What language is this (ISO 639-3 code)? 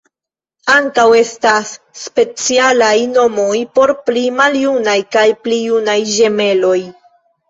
epo